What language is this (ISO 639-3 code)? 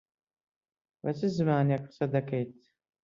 ckb